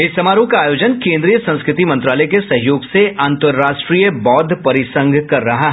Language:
Hindi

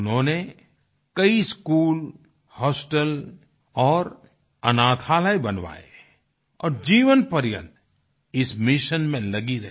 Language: Hindi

